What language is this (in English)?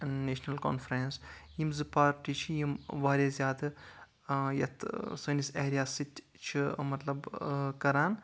Kashmiri